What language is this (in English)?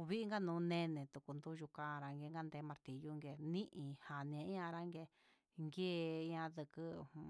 Huitepec Mixtec